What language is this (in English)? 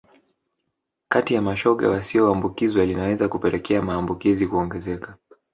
Swahili